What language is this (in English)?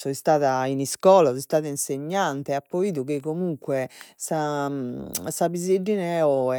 Sardinian